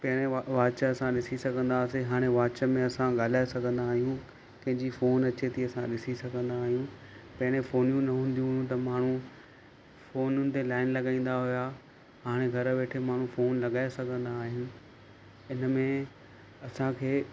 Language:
Sindhi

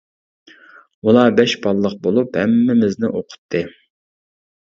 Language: Uyghur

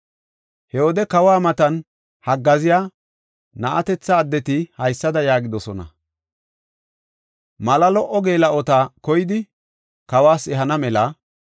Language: Gofa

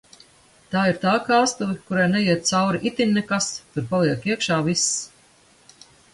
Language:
Latvian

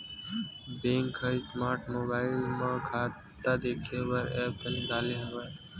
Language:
Chhattisgarhi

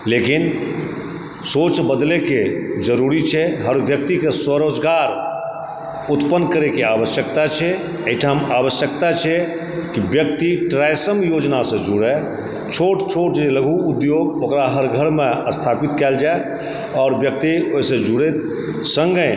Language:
Maithili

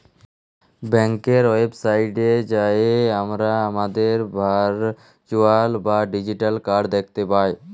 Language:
Bangla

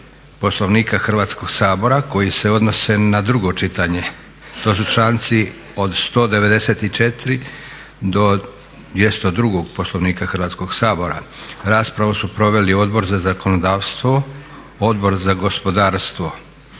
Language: Croatian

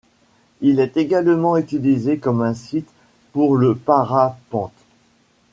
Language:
French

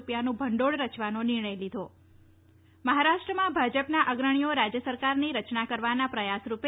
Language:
Gujarati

